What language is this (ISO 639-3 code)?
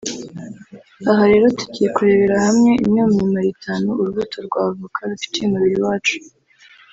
kin